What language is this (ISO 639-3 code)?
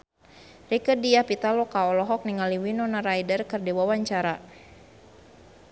sun